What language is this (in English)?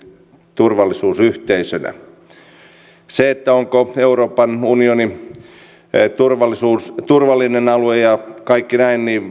Finnish